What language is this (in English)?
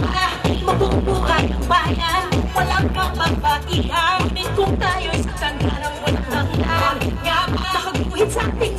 Filipino